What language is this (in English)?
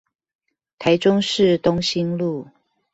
Chinese